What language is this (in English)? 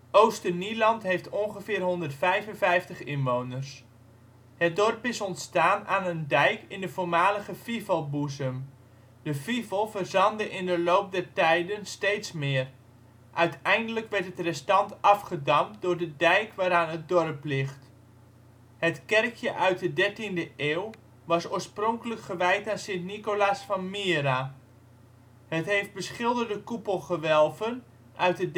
Dutch